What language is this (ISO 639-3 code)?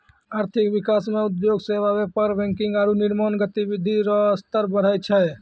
mai